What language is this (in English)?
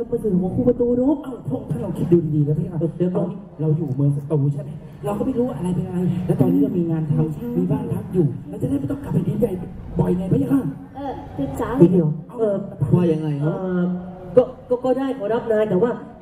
Thai